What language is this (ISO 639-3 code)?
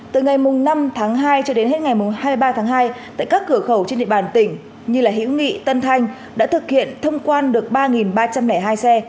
vie